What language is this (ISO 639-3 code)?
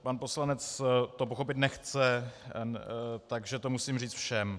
ces